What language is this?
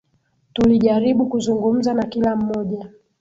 Swahili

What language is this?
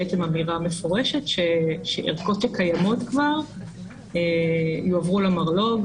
Hebrew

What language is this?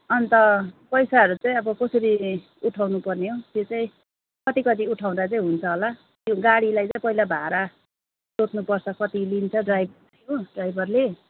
Nepali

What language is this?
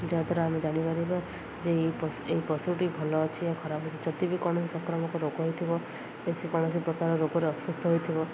Odia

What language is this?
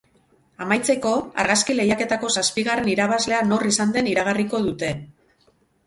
Basque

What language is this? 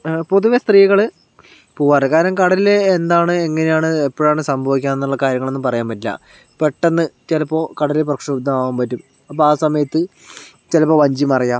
Malayalam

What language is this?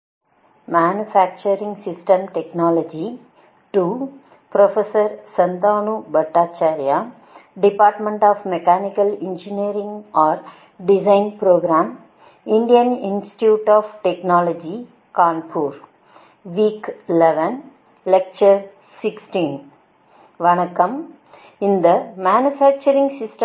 Tamil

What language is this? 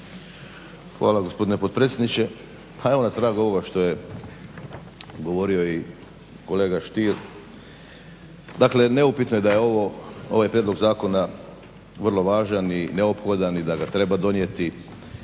Croatian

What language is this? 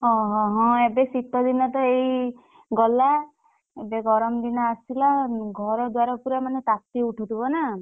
Odia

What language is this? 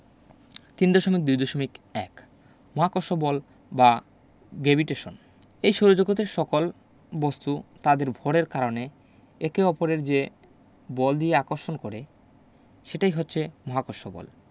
Bangla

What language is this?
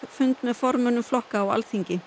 Icelandic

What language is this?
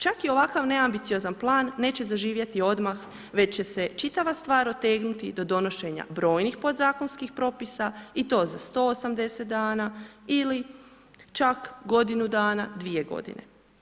Croatian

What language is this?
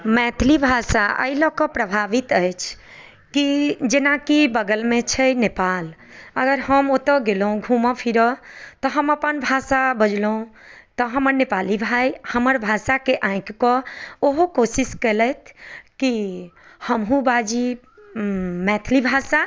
Maithili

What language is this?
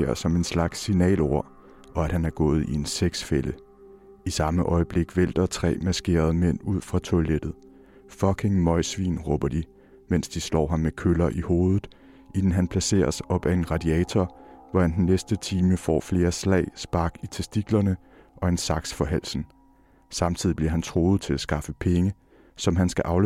Danish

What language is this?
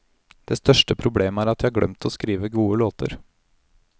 Norwegian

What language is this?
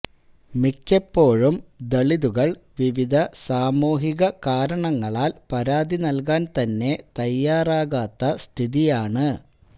Malayalam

